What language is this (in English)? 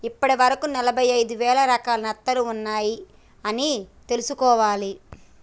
Telugu